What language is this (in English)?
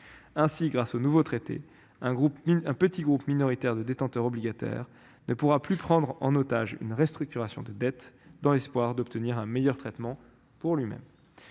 French